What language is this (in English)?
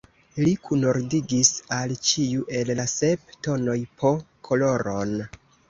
Esperanto